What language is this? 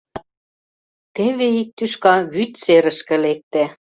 Mari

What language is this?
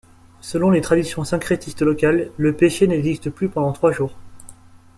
French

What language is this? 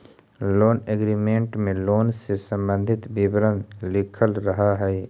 Magahi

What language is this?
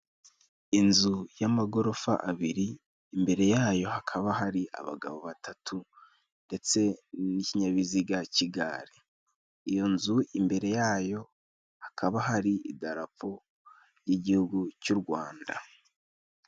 Kinyarwanda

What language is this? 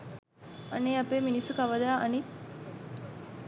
Sinhala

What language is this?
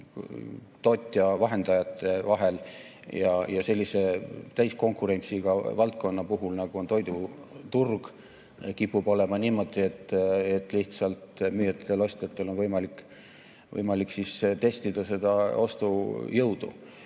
Estonian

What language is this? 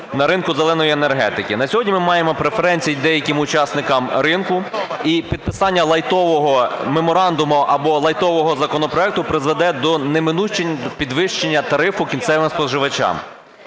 Ukrainian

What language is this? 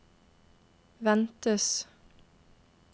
Norwegian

